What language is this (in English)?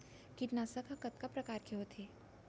Chhattisgarhi